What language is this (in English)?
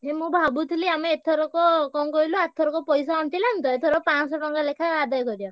Odia